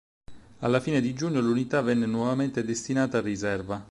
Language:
Italian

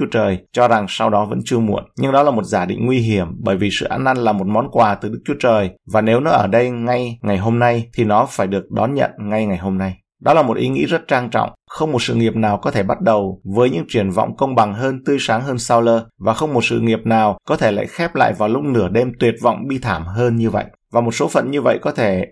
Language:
Vietnamese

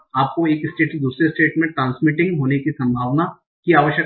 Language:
Hindi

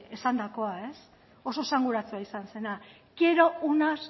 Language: Basque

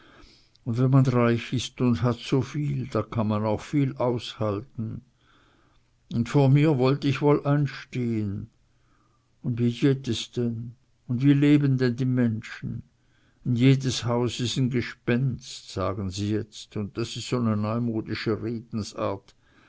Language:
German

